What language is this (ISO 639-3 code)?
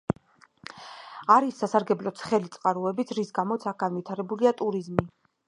kat